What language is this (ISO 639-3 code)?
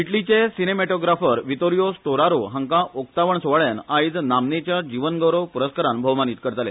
kok